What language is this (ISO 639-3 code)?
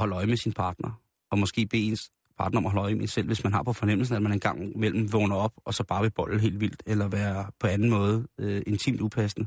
dan